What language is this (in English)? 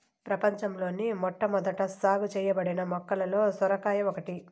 Telugu